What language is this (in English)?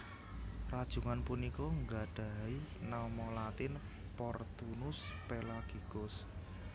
Javanese